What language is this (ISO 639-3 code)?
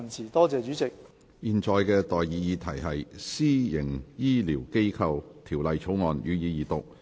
yue